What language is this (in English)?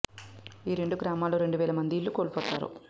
Telugu